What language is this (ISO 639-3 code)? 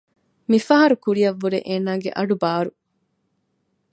div